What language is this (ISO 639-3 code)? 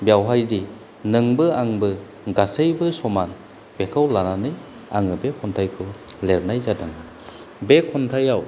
brx